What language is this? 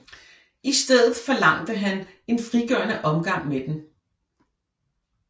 Danish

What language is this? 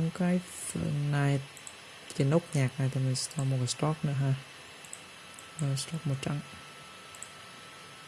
Vietnamese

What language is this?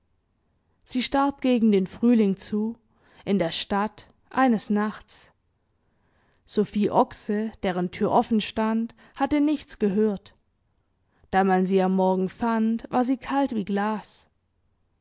German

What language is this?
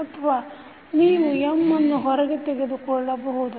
Kannada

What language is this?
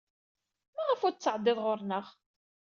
Kabyle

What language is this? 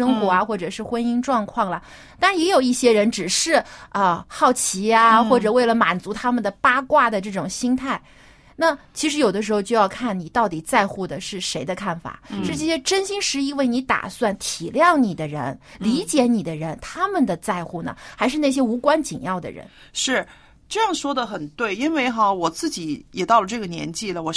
Chinese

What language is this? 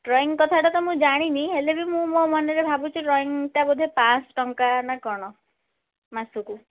Odia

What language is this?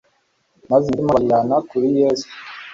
Kinyarwanda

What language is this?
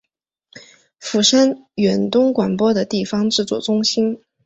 Chinese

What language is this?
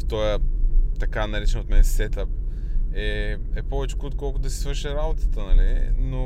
Bulgarian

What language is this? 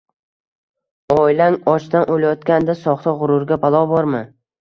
Uzbek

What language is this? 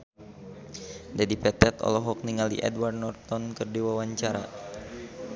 Sundanese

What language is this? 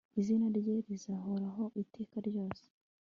Kinyarwanda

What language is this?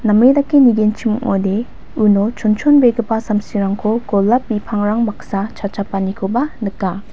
Garo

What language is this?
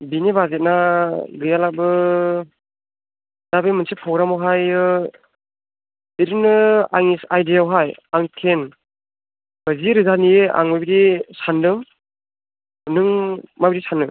Bodo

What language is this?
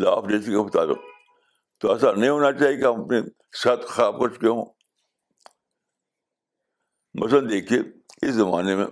Urdu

